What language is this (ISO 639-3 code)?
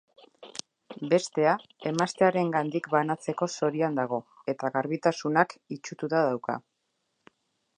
eus